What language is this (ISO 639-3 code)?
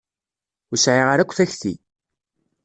kab